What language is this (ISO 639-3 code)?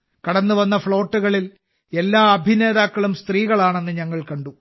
mal